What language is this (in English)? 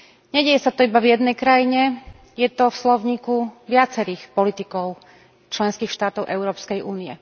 Slovak